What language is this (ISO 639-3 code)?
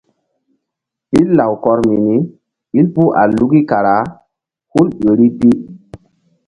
mdd